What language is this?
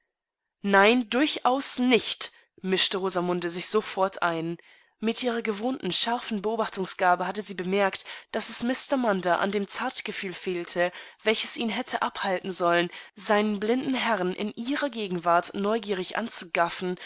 German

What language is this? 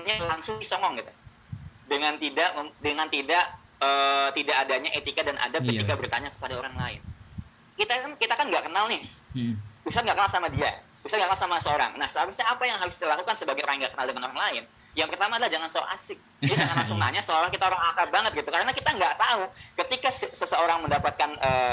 Indonesian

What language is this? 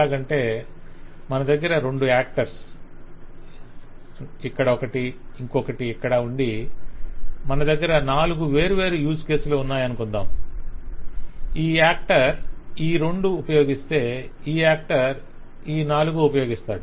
Telugu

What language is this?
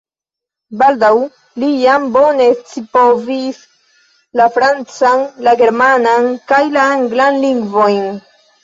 Esperanto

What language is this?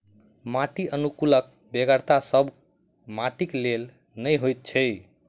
Maithili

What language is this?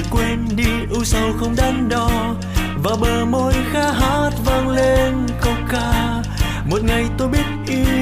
Vietnamese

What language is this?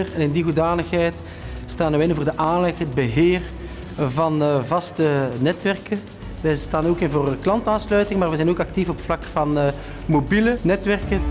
Dutch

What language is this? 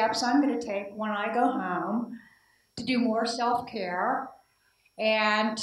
English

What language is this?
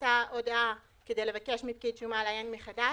Hebrew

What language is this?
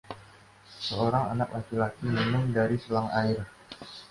Indonesian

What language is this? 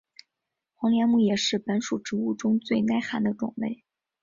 Chinese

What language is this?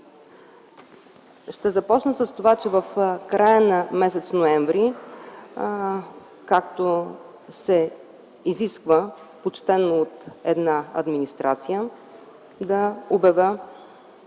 Bulgarian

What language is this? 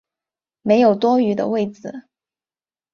Chinese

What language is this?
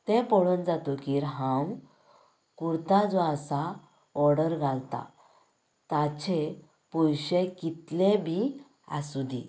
Konkani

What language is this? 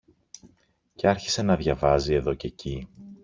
Greek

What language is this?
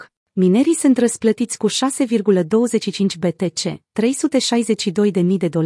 Romanian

